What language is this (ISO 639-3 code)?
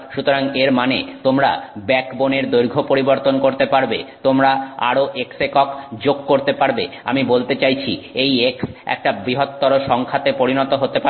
ben